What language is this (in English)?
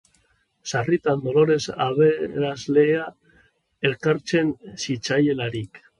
Basque